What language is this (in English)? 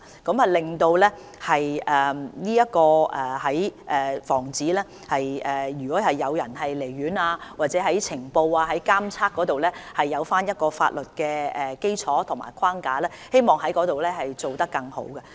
Cantonese